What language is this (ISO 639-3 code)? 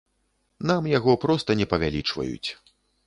bel